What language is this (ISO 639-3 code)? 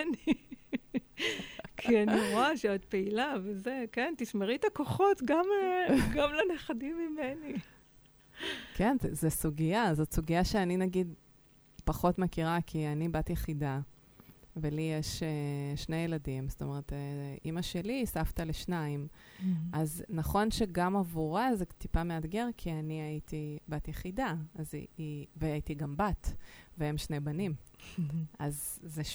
heb